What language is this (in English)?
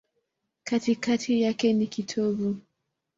Swahili